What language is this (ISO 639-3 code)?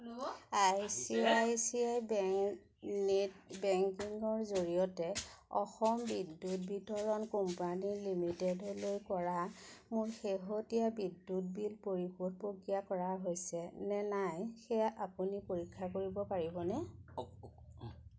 asm